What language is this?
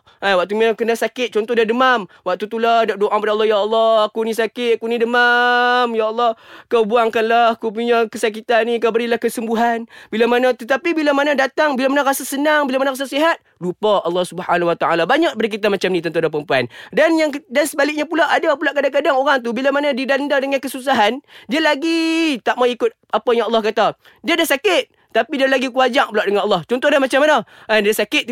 Malay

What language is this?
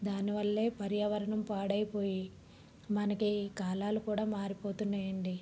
Telugu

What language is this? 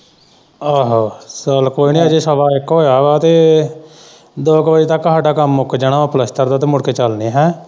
Punjabi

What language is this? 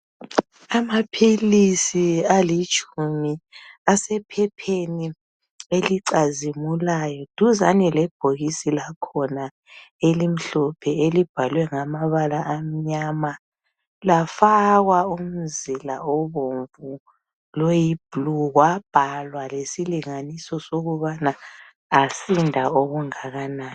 North Ndebele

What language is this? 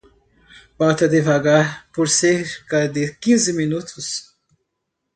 Portuguese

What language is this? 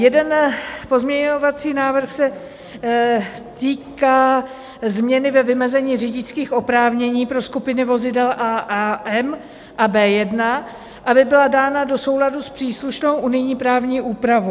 Czech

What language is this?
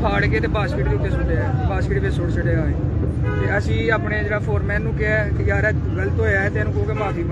Urdu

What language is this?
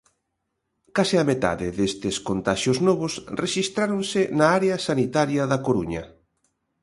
Galician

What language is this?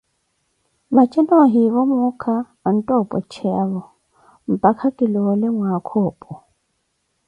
Koti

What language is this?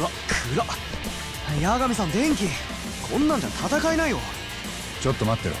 Japanese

